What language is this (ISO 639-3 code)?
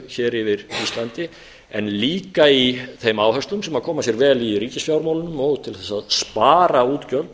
isl